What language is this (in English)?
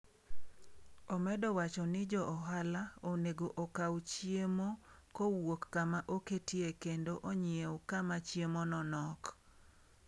Luo (Kenya and Tanzania)